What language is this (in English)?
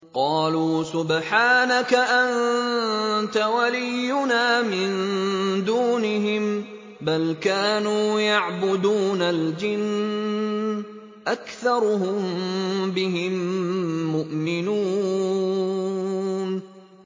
Arabic